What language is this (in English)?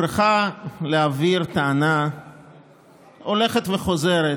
Hebrew